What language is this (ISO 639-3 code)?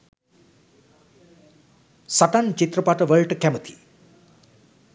sin